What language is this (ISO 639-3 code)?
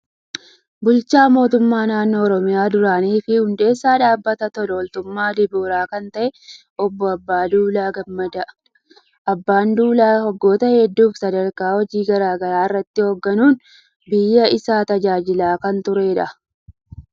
orm